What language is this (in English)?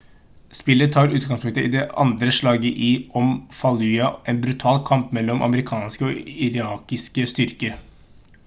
Norwegian Bokmål